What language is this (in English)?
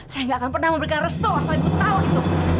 Indonesian